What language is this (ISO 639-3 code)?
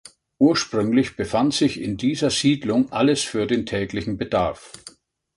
deu